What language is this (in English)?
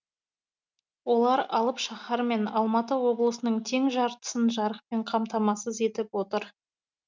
Kazakh